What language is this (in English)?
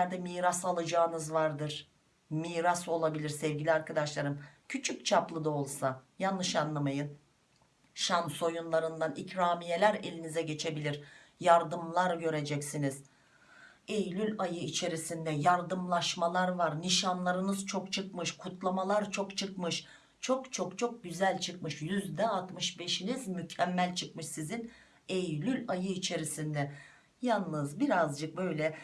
Turkish